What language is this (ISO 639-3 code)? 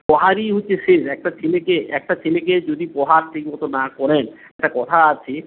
ben